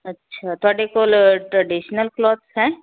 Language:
Punjabi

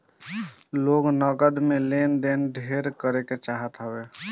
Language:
Bhojpuri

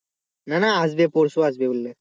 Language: Bangla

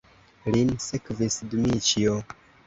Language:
Esperanto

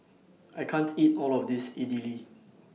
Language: English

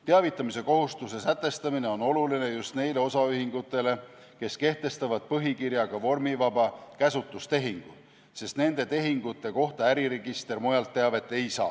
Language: Estonian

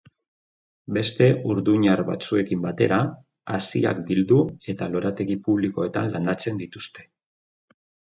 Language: Basque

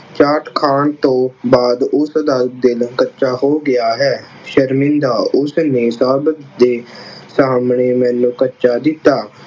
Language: Punjabi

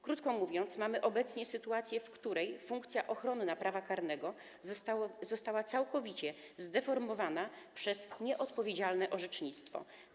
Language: Polish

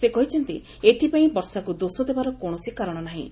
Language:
Odia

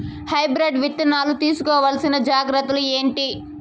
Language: Telugu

